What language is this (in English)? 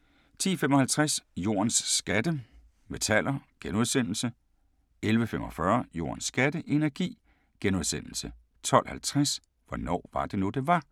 Danish